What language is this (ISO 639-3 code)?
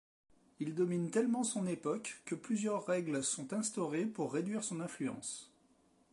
fra